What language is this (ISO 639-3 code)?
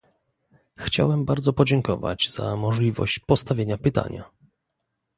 pol